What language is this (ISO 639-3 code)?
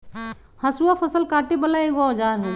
mag